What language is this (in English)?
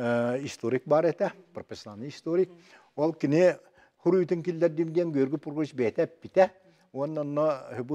Turkish